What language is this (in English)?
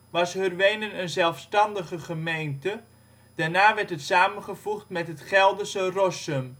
Dutch